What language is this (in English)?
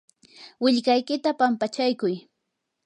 Yanahuanca Pasco Quechua